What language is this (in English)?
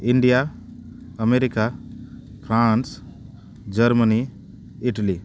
Santali